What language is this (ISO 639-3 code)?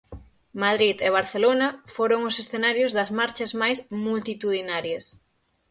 glg